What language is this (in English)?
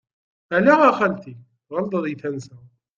Kabyle